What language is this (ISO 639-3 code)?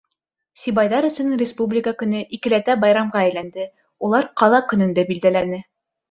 bak